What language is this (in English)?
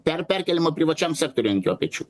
Lithuanian